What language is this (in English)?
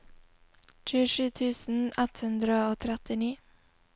Norwegian